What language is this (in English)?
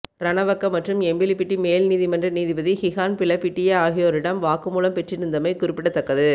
Tamil